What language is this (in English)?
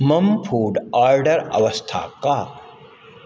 Sanskrit